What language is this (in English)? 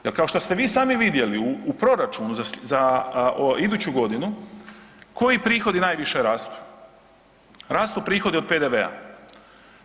Croatian